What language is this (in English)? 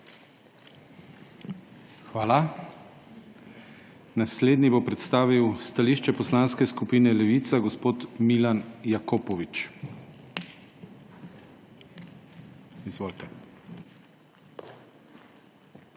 Slovenian